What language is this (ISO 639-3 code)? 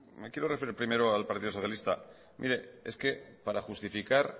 spa